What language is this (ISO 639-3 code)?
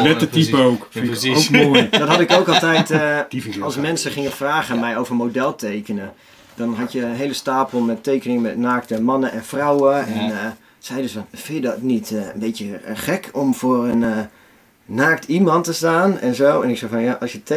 nld